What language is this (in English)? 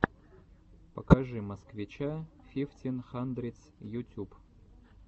Russian